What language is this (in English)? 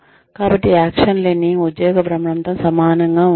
Telugu